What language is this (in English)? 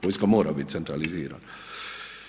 Croatian